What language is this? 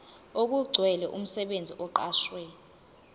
Zulu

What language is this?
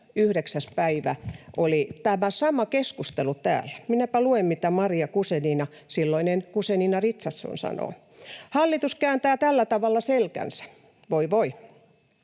Finnish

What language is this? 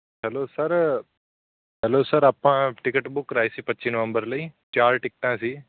Punjabi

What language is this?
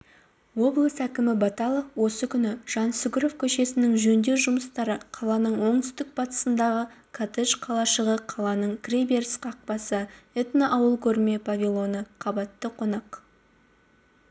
Kazakh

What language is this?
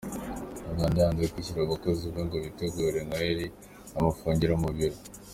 Kinyarwanda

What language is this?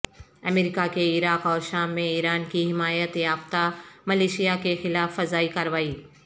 Urdu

